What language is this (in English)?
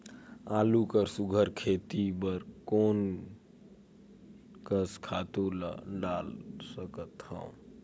Chhattisgarhi